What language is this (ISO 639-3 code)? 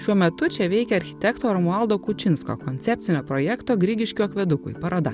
lit